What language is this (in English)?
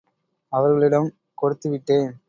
Tamil